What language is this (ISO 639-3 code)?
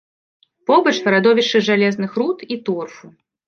bel